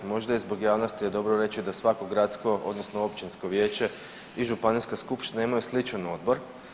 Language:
Croatian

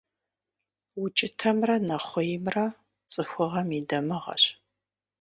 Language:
Kabardian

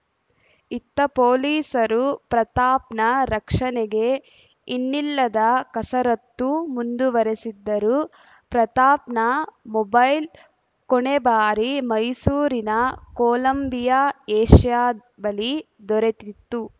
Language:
Kannada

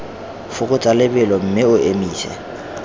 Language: Tswana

